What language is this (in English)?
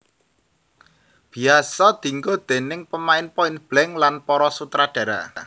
Javanese